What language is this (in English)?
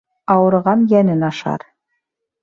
Bashkir